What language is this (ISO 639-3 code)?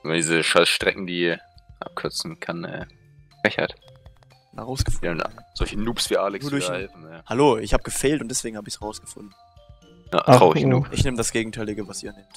deu